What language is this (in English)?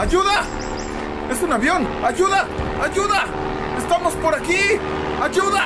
Spanish